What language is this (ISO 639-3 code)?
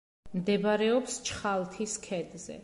kat